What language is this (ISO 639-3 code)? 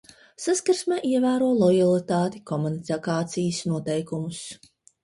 lav